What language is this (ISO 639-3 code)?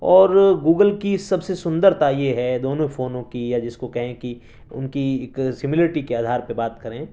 urd